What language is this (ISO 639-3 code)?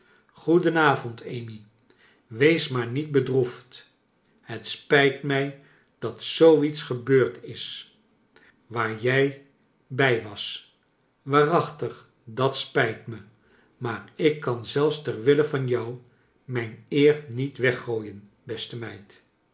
nld